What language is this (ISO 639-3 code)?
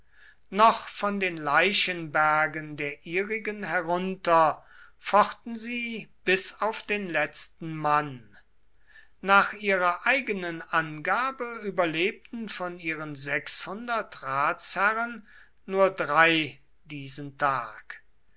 deu